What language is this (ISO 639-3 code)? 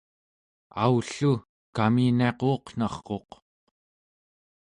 esu